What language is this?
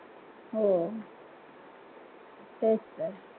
Marathi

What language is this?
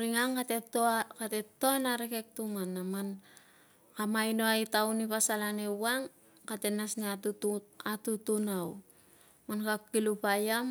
Tungag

